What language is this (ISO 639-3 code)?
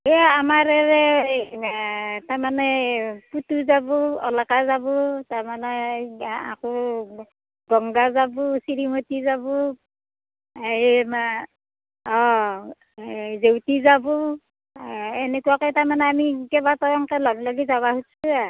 asm